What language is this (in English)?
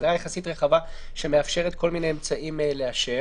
Hebrew